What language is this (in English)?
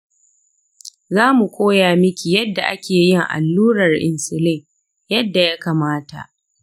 Hausa